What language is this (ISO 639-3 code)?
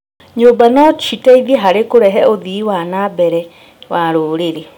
kik